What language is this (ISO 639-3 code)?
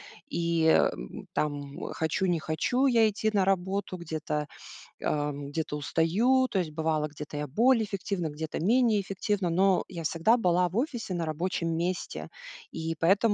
rus